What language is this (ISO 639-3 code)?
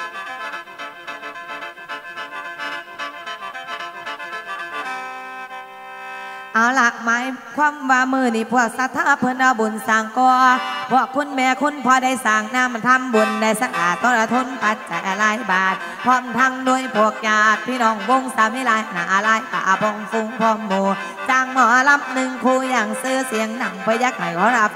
tha